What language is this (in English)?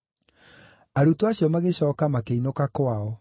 Kikuyu